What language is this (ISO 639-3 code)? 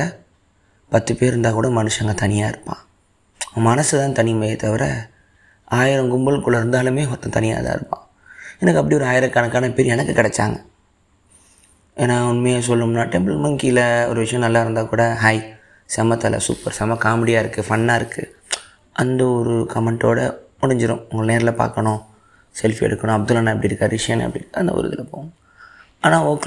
tam